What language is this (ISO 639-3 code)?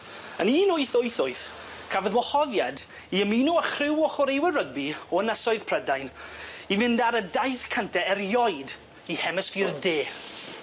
cym